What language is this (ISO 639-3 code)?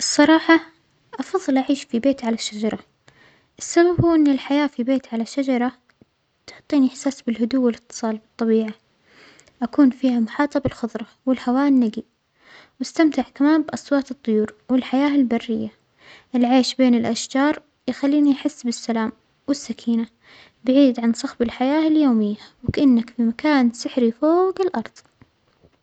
acx